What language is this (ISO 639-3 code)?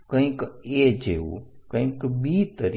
guj